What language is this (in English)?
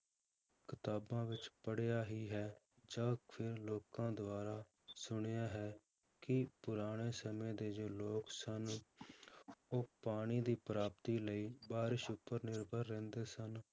Punjabi